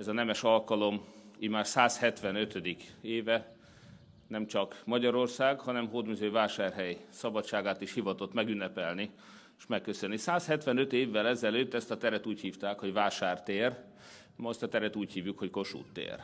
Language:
Hungarian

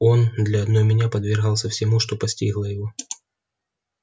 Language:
Russian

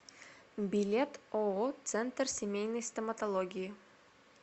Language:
Russian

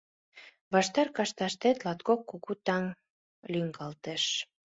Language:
Mari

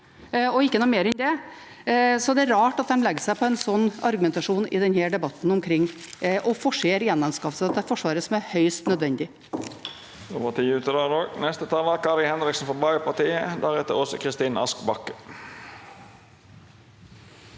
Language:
Norwegian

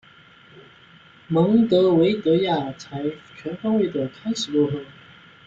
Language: Chinese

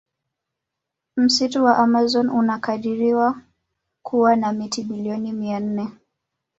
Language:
Swahili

